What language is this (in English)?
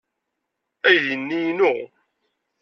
Kabyle